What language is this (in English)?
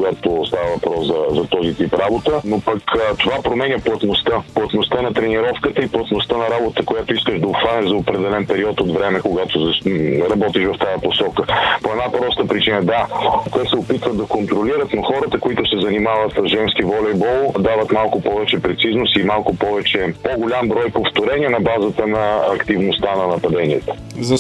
Bulgarian